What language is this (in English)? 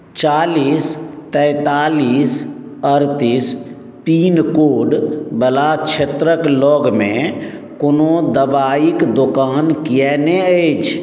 Maithili